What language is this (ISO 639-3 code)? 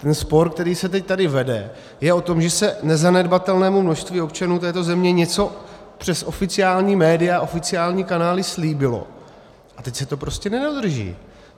ces